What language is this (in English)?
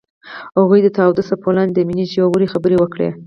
Pashto